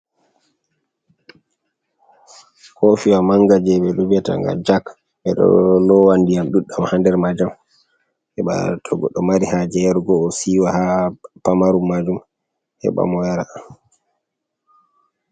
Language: Fula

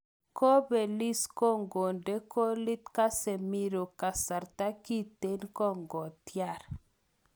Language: Kalenjin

